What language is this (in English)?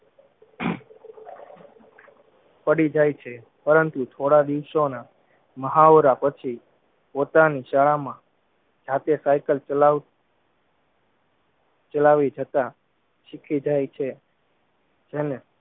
Gujarati